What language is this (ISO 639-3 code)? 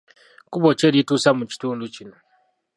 lug